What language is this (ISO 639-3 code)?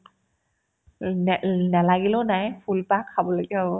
asm